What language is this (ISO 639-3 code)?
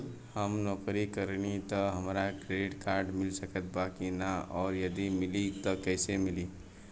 bho